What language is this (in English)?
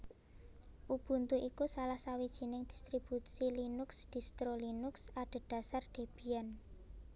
Javanese